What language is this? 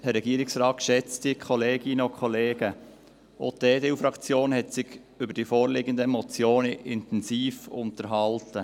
Swiss German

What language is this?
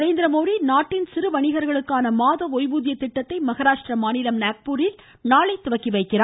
Tamil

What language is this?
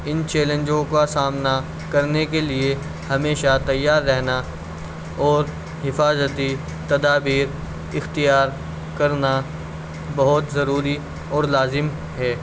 Urdu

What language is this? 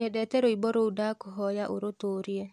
Kikuyu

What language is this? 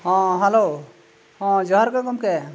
Santali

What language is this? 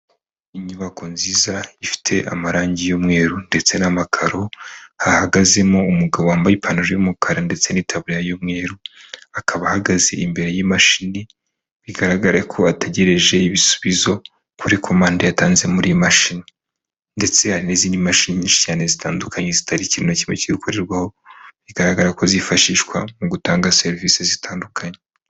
Kinyarwanda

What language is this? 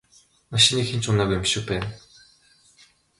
Mongolian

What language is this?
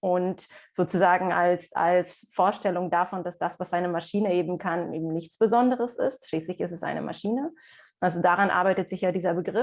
German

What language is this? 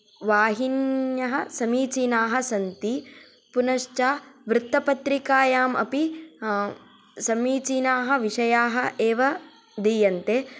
Sanskrit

